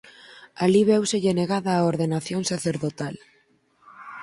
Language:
Galician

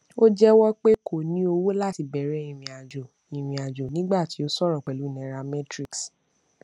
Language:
Yoruba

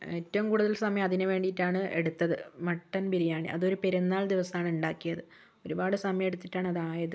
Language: Malayalam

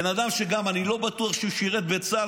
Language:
Hebrew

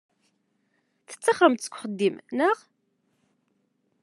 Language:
Kabyle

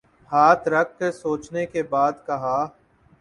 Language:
Urdu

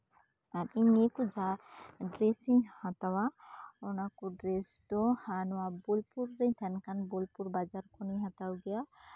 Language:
Santali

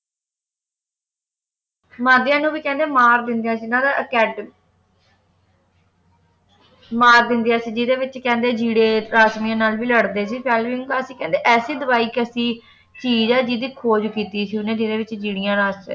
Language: Punjabi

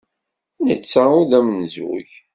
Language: Kabyle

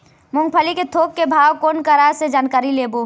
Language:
Chhattisgarhi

